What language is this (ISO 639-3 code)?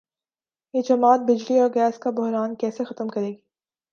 urd